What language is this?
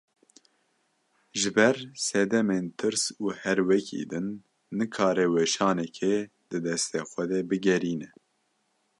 Kurdish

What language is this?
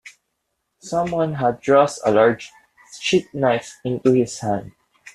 English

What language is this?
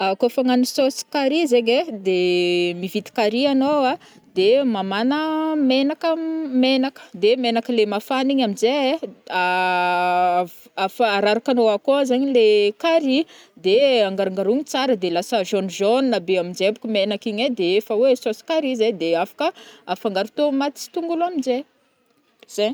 Northern Betsimisaraka Malagasy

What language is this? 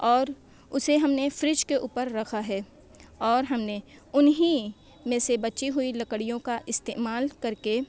Urdu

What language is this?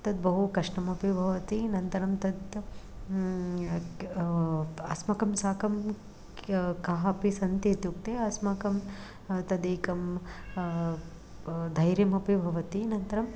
Sanskrit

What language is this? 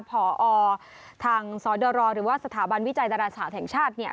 Thai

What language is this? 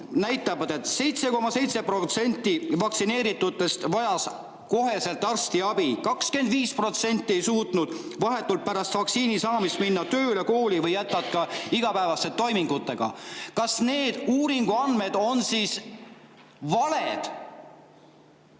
Estonian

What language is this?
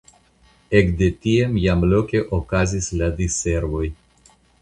Esperanto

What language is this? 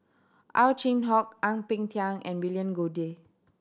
English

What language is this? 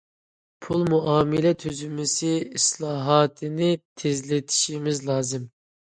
Uyghur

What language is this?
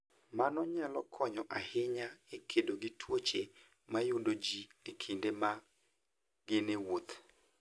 Luo (Kenya and Tanzania)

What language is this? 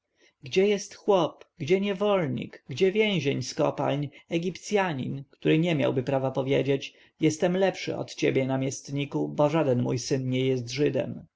Polish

